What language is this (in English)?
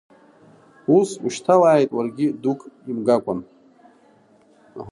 Abkhazian